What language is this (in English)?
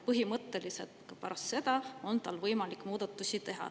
Estonian